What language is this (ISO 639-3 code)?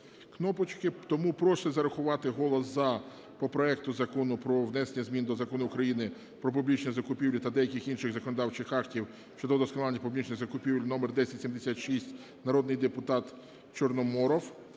ukr